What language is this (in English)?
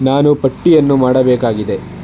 Kannada